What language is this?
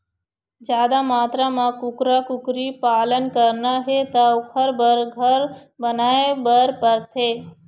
Chhattisgarhi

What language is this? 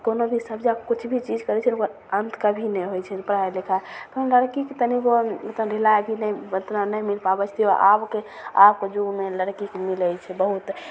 Maithili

